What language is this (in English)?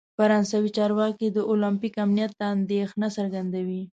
Pashto